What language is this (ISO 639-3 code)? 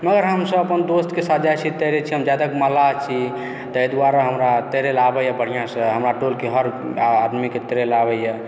mai